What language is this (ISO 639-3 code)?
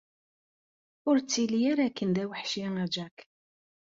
kab